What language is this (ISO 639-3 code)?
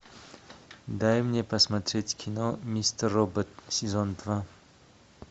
rus